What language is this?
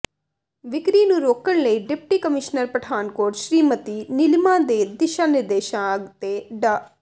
Punjabi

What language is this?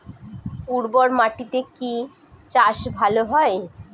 Bangla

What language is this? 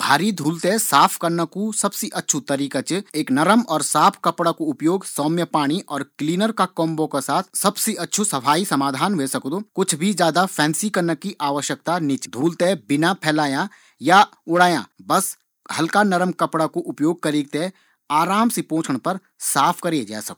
Garhwali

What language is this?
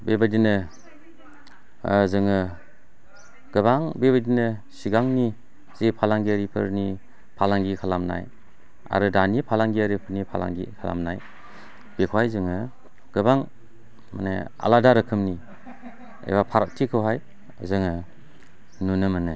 Bodo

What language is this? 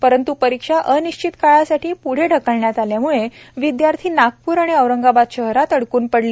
Marathi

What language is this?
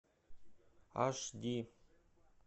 Russian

